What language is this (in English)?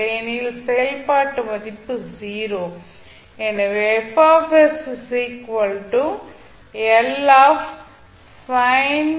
Tamil